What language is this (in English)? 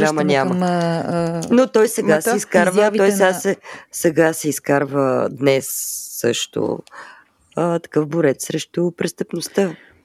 Bulgarian